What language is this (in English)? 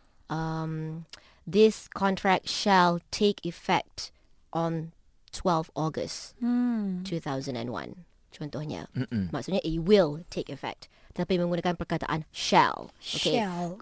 Malay